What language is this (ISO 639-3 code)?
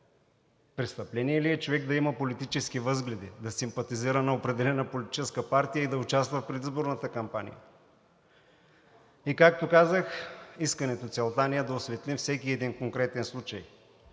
bul